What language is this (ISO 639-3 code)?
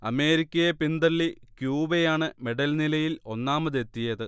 mal